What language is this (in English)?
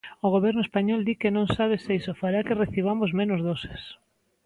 Galician